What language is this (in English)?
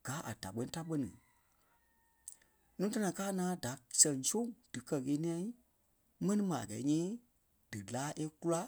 Kpelle